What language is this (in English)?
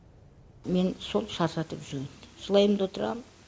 Kazakh